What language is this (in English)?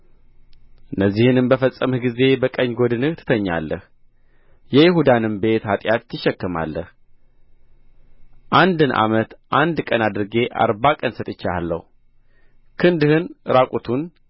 Amharic